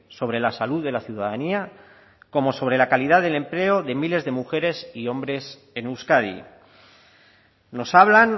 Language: Spanish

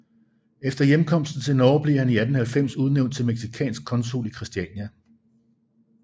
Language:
Danish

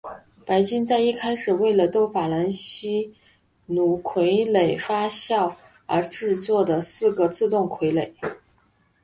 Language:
Chinese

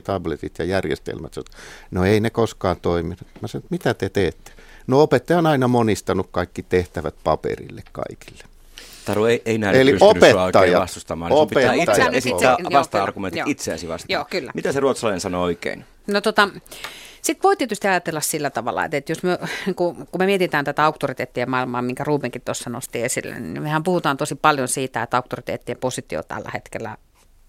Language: Finnish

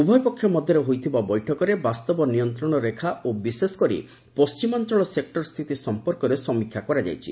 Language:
Odia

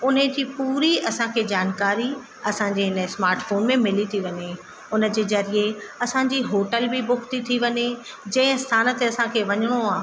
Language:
Sindhi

